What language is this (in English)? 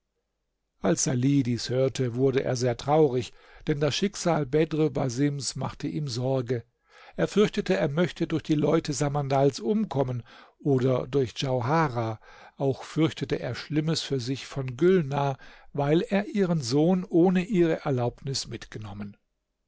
German